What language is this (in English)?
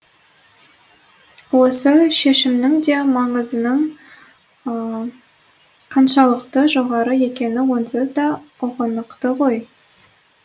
Kazakh